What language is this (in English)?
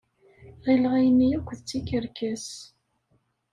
Kabyle